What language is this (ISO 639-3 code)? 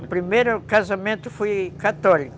por